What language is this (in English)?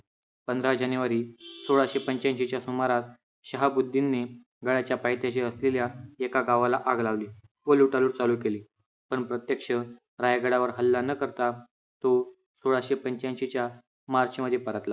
Marathi